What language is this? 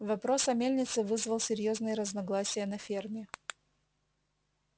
Russian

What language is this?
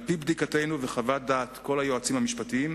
Hebrew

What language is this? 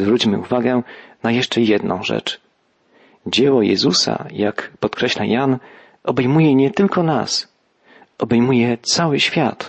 Polish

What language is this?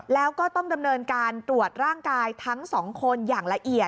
Thai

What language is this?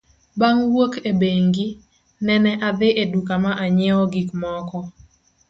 Luo (Kenya and Tanzania)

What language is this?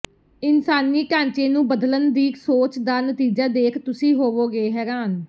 Punjabi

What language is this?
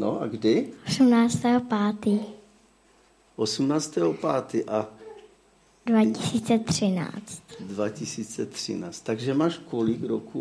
Czech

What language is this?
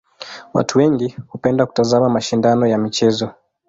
Swahili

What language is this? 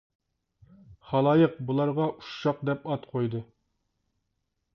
Uyghur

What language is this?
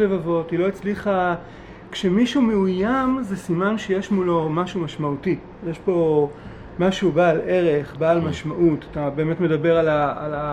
Hebrew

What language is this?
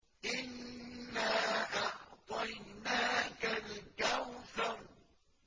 Arabic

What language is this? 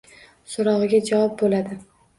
Uzbek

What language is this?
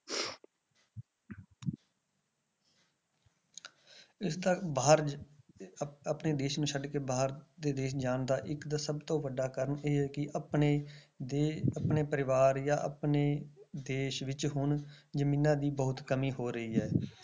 Punjabi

